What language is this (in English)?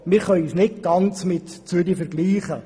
Swiss German